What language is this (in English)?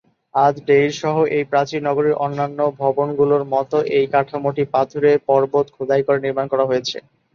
Bangla